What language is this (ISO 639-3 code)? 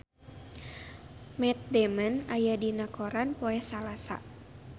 sun